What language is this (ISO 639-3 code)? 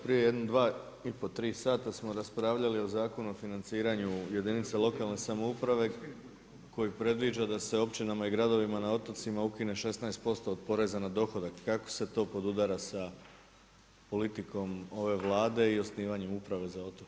hrv